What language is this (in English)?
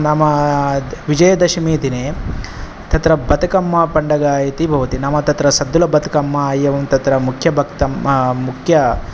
Sanskrit